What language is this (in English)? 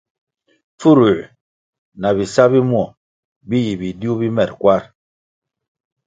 Kwasio